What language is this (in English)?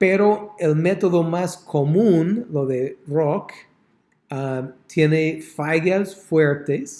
Spanish